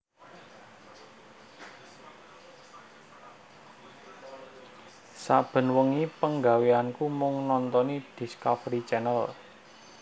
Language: Javanese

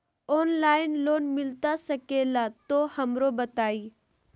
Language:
Magahi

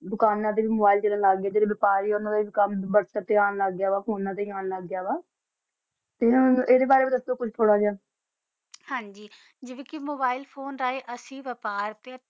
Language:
Punjabi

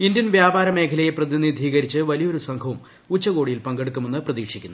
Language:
Malayalam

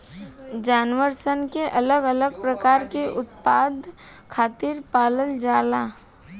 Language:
Bhojpuri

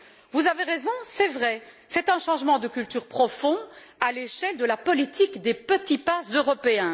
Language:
French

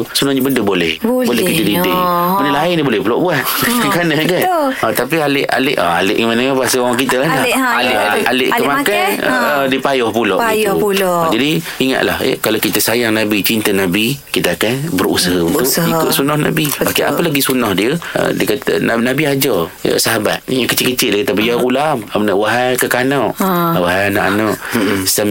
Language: Malay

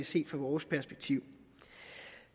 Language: Danish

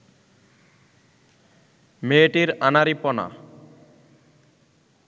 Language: Bangla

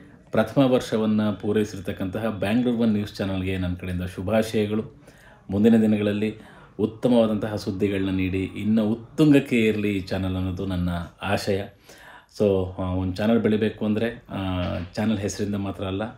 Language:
Arabic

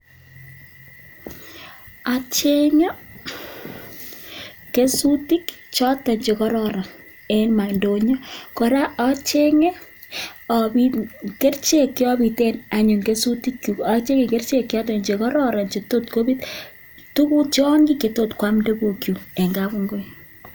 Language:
Kalenjin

